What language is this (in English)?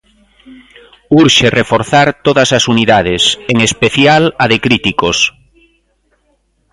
Galician